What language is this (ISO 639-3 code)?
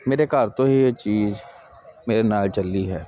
pan